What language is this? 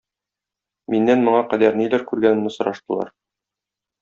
Tatar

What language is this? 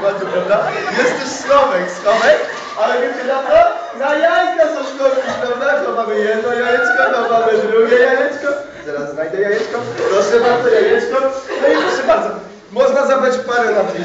Polish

